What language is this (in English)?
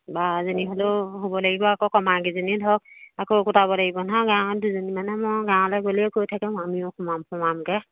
Assamese